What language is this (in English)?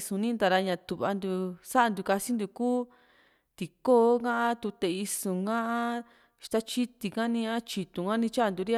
Juxtlahuaca Mixtec